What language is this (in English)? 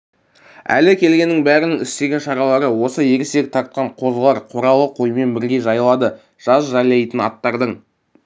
Kazakh